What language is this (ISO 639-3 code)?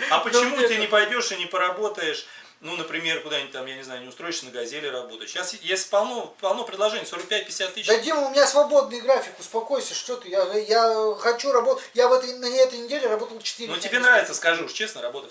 rus